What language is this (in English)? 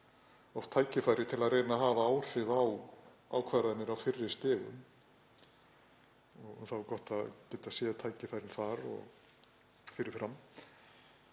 Icelandic